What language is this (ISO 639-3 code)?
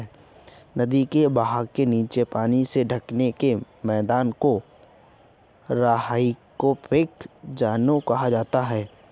hin